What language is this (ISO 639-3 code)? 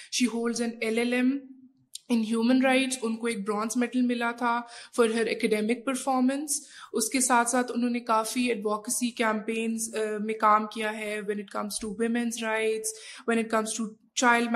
urd